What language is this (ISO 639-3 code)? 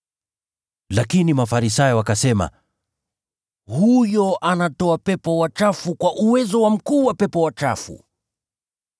swa